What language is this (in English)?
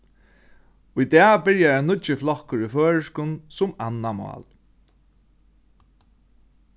Faroese